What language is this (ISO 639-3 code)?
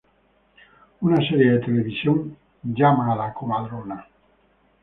spa